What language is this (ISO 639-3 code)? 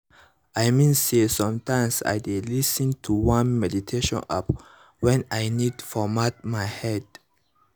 pcm